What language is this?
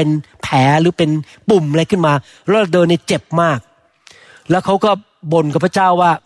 Thai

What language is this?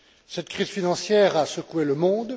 French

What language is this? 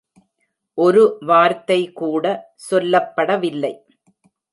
Tamil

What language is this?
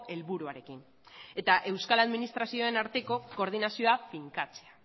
Basque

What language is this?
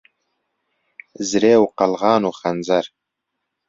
Central Kurdish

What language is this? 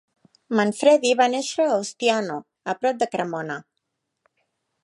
Catalan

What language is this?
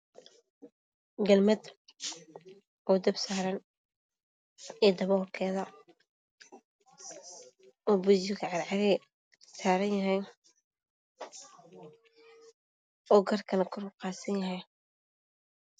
Somali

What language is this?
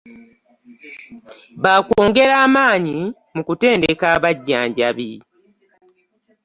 Ganda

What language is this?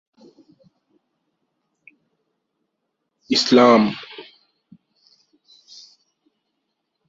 Bangla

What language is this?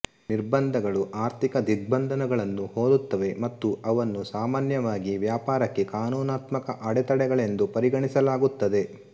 Kannada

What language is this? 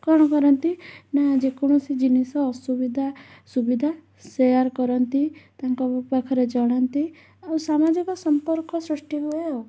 Odia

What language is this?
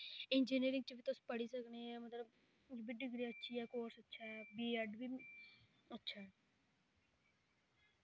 Dogri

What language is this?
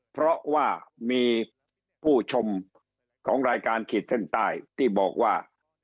Thai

